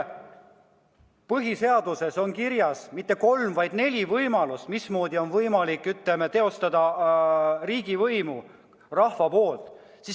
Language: Estonian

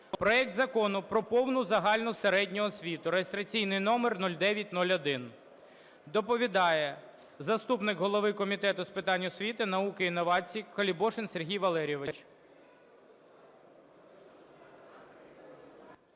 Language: Ukrainian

